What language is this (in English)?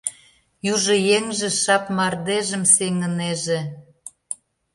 Mari